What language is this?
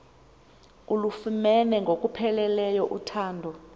Xhosa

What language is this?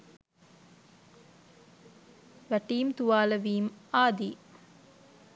Sinhala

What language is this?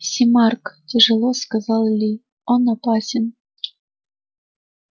Russian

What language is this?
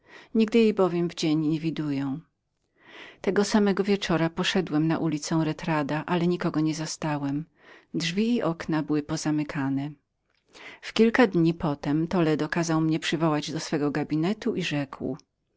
Polish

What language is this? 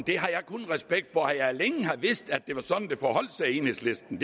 Danish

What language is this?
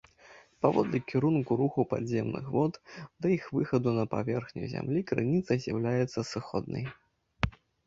Belarusian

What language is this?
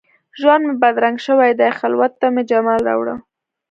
Pashto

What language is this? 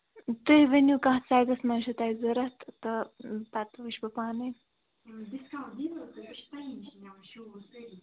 Kashmiri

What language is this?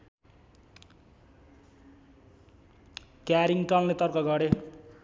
Nepali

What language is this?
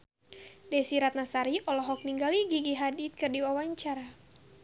Sundanese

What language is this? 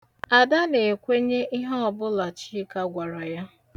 Igbo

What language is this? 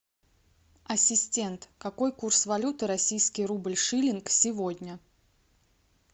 Russian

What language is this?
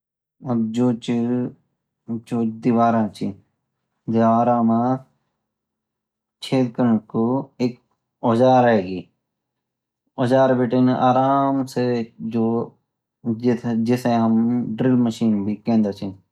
Garhwali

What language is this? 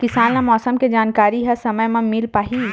Chhattisgarhi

